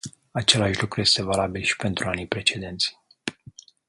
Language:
Romanian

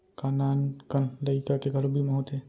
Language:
Chhattisgarhi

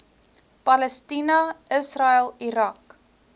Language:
Afrikaans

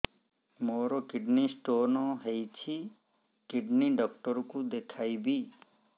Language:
Odia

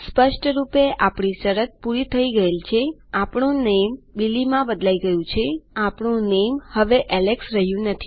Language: Gujarati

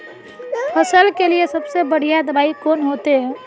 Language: Magahi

